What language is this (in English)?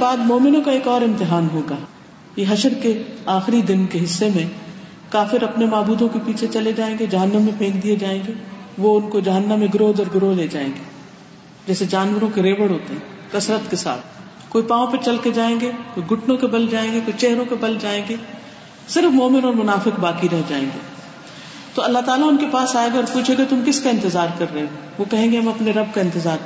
Urdu